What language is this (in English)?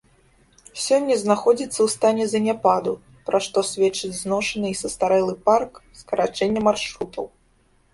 Belarusian